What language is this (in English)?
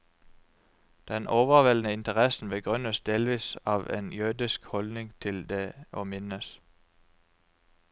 Norwegian